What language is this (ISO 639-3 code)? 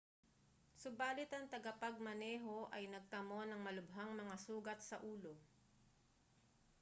fil